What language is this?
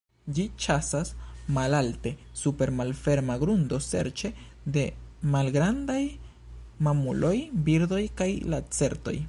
Esperanto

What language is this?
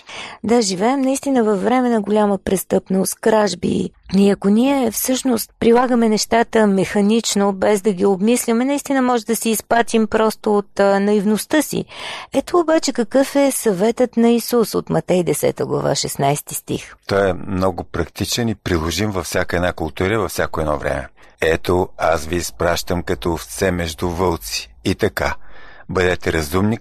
Bulgarian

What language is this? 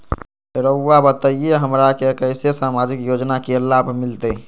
Magahi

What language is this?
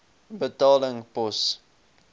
Afrikaans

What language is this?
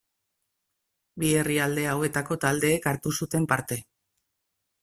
Basque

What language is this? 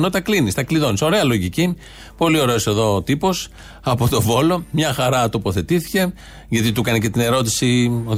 Greek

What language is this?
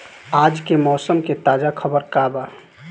Bhojpuri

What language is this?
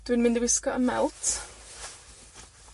Welsh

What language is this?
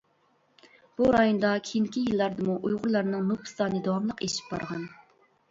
Uyghur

